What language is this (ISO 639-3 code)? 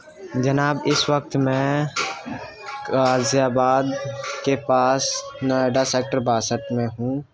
urd